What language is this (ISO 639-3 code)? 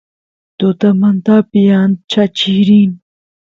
qus